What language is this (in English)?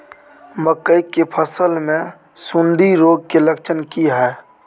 Maithili